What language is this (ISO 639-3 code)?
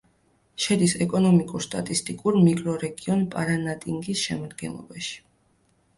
kat